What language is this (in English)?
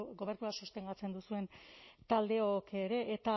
Basque